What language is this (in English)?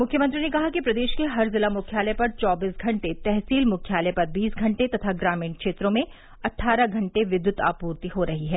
Hindi